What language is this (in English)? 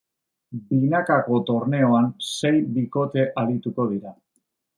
Basque